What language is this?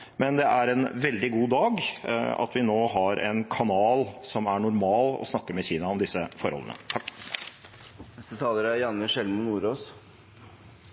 Norwegian Bokmål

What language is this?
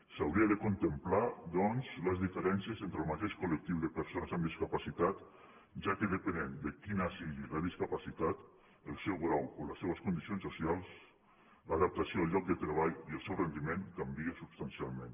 Catalan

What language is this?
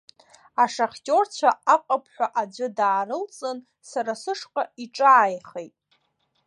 Abkhazian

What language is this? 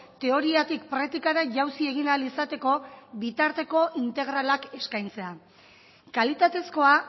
Basque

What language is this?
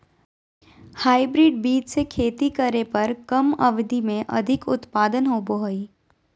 Magahi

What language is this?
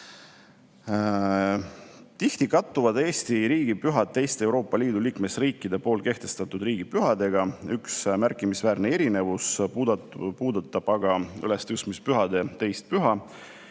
Estonian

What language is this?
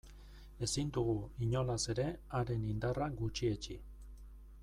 Basque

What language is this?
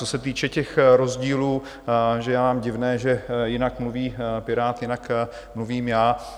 Czech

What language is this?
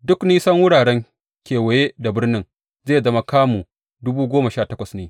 Hausa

